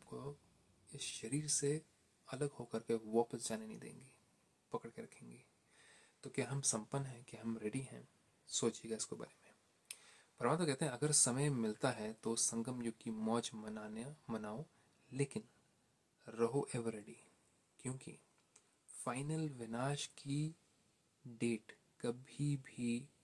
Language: Hindi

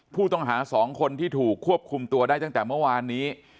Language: Thai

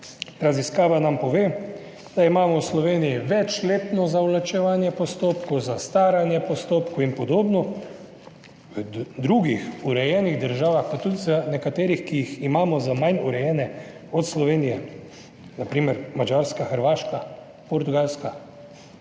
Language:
Slovenian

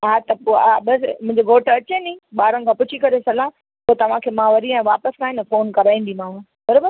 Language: Sindhi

